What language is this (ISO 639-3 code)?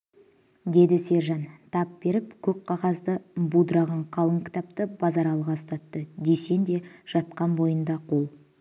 kaz